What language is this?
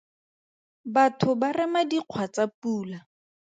Tswana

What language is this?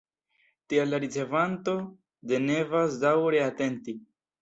Esperanto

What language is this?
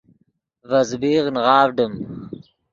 Yidgha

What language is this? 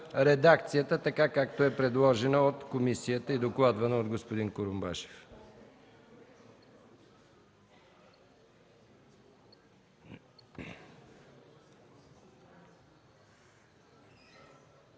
Bulgarian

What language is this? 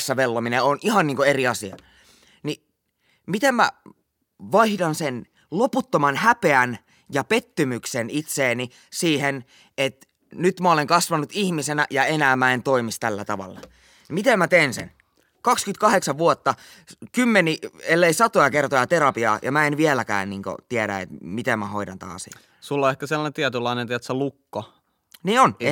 Finnish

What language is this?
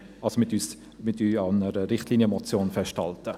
Swiss German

